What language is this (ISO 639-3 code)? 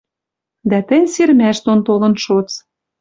mrj